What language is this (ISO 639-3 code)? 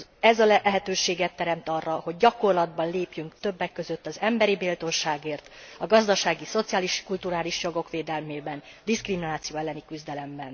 hun